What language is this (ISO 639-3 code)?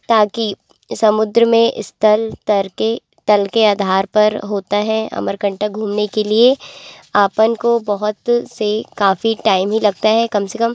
hin